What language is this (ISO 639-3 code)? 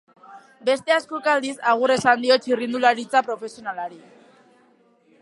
eus